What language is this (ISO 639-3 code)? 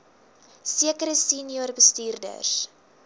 afr